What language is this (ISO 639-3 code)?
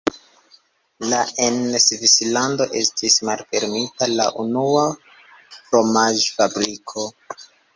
epo